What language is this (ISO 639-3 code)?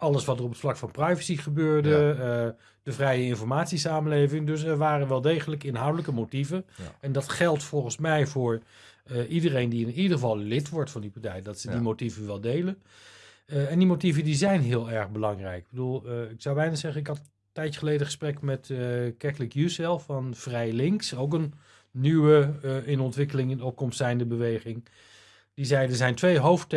nld